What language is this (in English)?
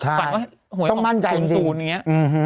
Thai